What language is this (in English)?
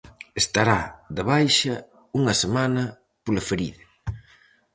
Galician